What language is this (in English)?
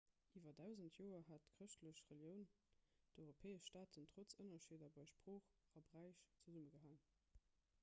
Luxembourgish